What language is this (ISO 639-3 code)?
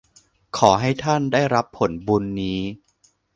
tha